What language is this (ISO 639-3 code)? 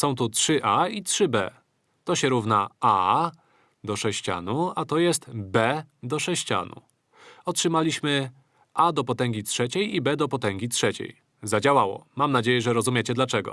pol